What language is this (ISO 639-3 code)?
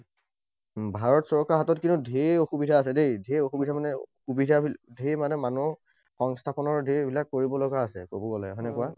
asm